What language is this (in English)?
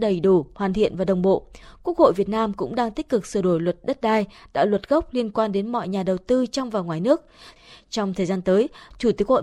Vietnamese